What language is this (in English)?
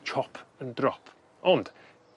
Welsh